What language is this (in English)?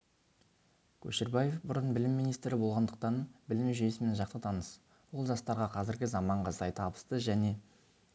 Kazakh